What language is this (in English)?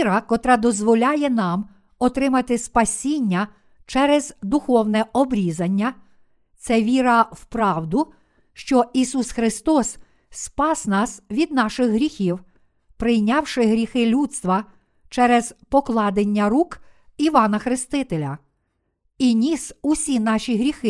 Ukrainian